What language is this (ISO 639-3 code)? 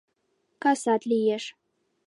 chm